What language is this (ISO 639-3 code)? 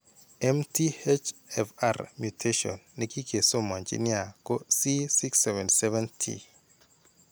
kln